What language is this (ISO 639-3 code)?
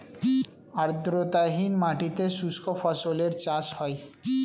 ben